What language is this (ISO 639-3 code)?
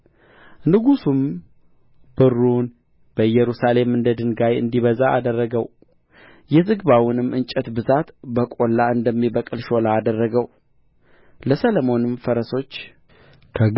amh